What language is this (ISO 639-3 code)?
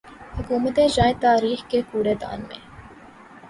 urd